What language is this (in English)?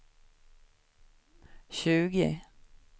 Swedish